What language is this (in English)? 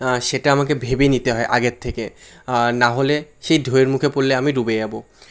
Bangla